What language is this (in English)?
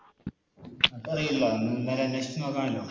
Malayalam